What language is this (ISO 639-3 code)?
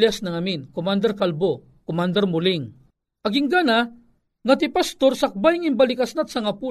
fil